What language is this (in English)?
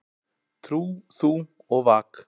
Icelandic